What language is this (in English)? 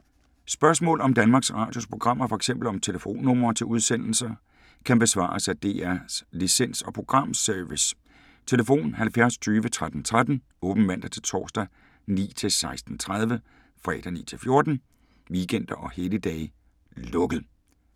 Danish